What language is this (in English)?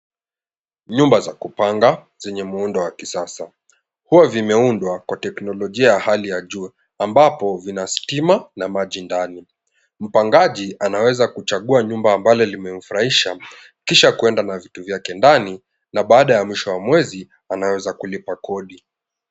Swahili